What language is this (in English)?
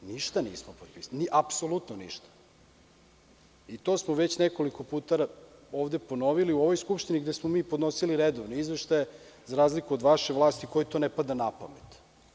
Serbian